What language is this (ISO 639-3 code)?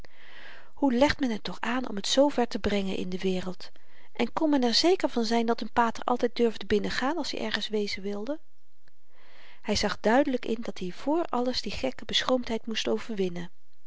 nld